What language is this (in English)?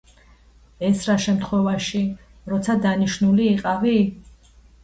Georgian